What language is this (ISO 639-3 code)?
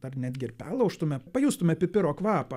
lit